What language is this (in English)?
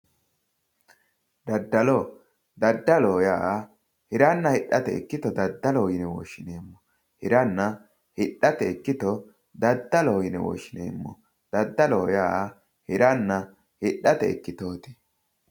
Sidamo